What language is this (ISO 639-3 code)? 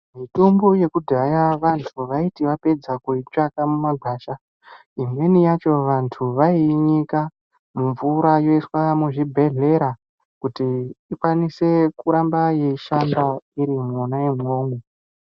ndc